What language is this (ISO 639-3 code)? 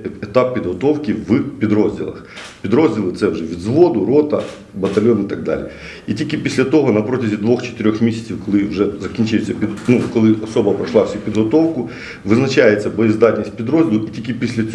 ukr